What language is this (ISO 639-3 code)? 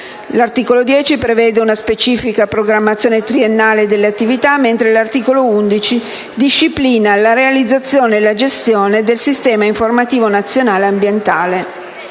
ita